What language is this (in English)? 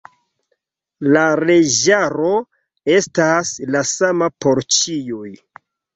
Esperanto